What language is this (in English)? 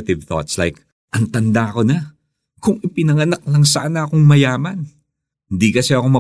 Filipino